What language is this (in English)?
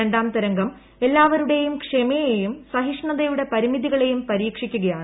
Malayalam